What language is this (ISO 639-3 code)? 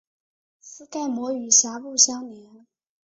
zho